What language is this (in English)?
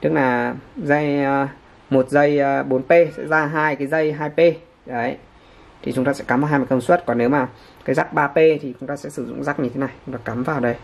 Vietnamese